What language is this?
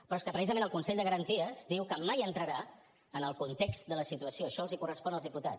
Catalan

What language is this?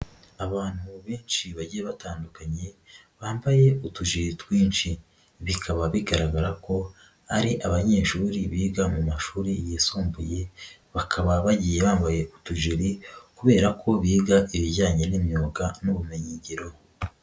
Kinyarwanda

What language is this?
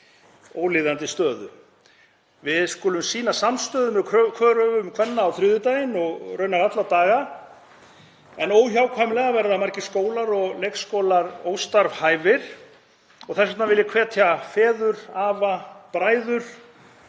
Icelandic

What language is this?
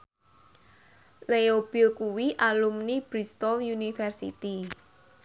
Javanese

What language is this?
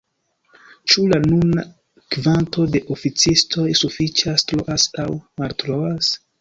Esperanto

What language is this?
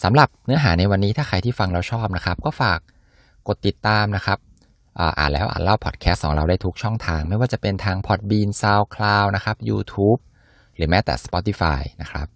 Thai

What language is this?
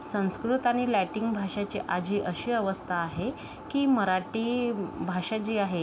Marathi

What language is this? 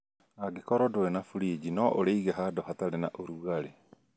Kikuyu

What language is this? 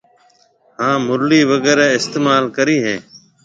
Marwari (Pakistan)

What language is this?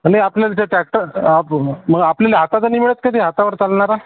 Marathi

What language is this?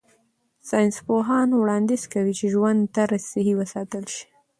Pashto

